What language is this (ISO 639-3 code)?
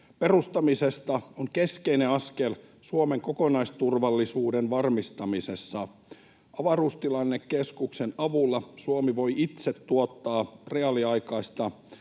fin